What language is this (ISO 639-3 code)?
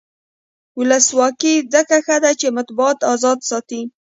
pus